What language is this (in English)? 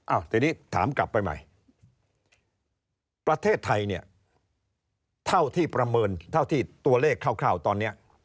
Thai